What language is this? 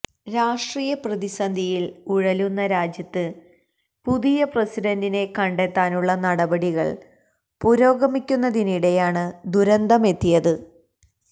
Malayalam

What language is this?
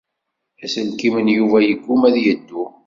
Kabyle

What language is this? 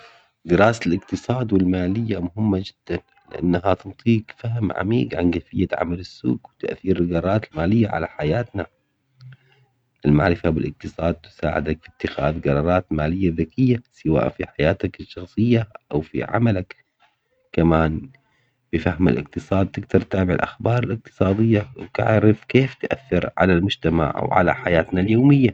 Omani Arabic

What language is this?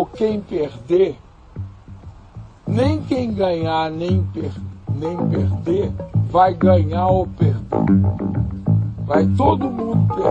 Portuguese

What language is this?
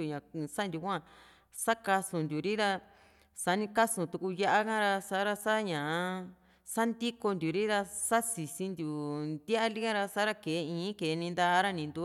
Juxtlahuaca Mixtec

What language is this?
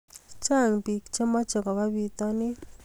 Kalenjin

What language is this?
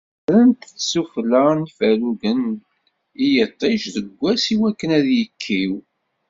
Kabyle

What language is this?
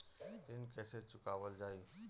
Bhojpuri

